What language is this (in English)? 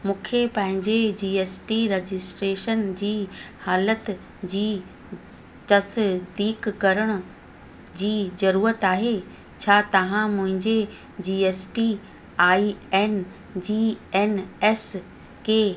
Sindhi